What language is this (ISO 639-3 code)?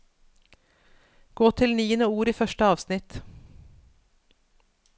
nor